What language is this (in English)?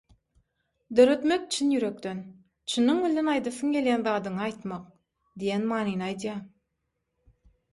Turkmen